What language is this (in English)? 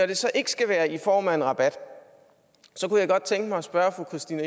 Danish